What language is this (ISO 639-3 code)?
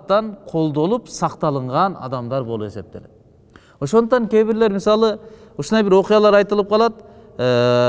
tur